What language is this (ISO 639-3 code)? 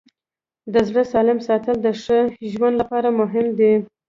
pus